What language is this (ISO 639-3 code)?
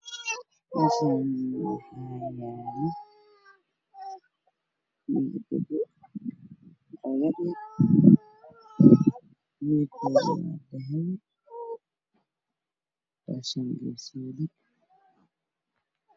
som